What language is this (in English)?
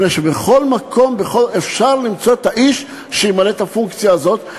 Hebrew